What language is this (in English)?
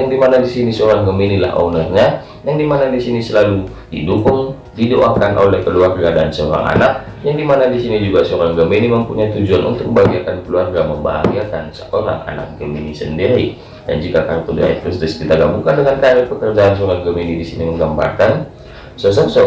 Indonesian